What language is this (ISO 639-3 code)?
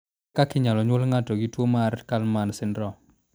luo